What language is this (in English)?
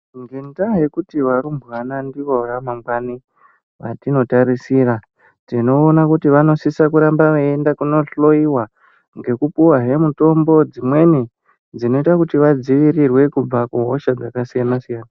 Ndau